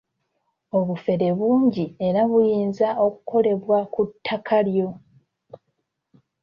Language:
Ganda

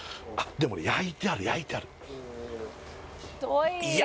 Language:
Japanese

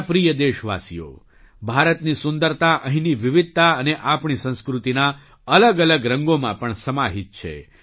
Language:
Gujarati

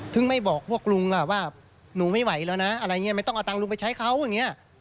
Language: Thai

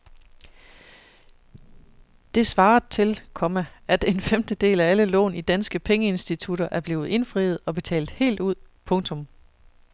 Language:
Danish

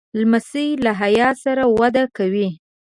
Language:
Pashto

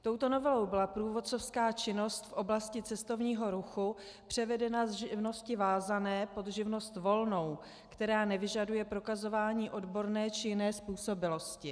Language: Czech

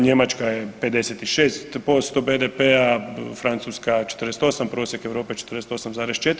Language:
Croatian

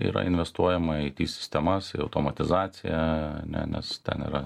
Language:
Lithuanian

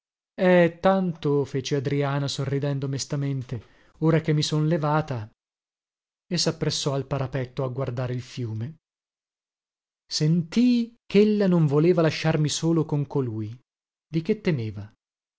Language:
Italian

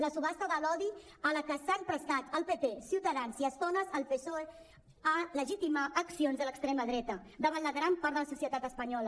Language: Catalan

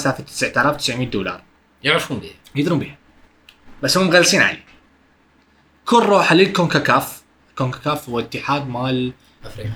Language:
Arabic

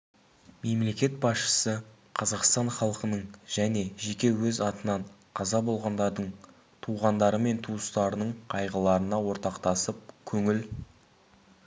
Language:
Kazakh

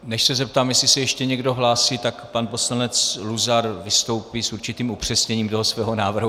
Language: Czech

